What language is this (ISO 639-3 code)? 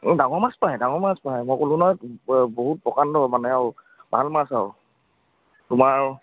asm